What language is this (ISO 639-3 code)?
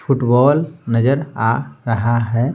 hin